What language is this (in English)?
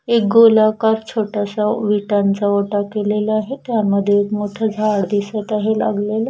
Marathi